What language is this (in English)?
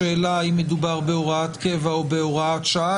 Hebrew